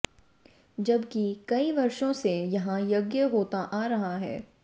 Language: Hindi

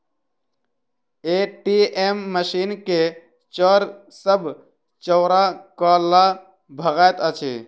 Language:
Maithili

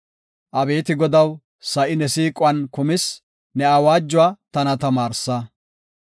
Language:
Gofa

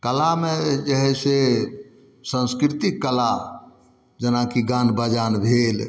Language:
Maithili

